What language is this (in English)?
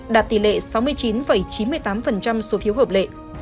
Vietnamese